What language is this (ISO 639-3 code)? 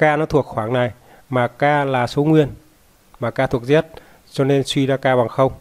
vie